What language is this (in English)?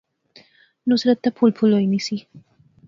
Pahari-Potwari